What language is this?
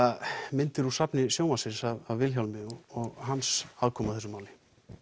Icelandic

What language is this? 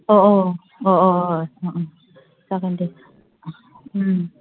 Bodo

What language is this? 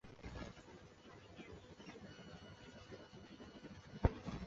Chinese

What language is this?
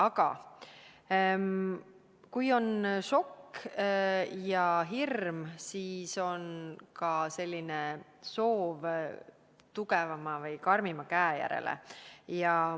Estonian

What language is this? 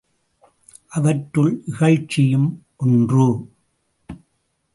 Tamil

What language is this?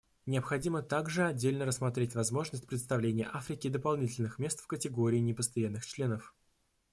Russian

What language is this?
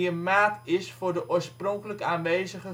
Dutch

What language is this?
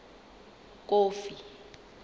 Southern Sotho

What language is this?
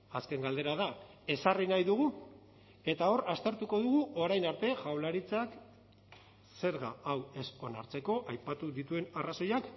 Basque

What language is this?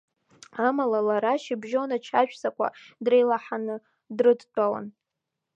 Abkhazian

